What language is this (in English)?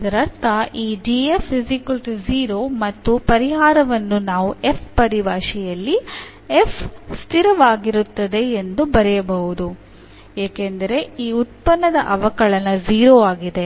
Kannada